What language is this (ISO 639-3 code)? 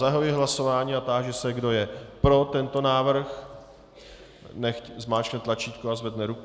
ces